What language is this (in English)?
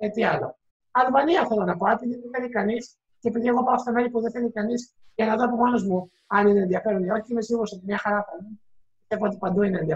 Greek